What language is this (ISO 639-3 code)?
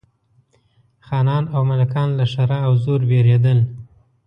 pus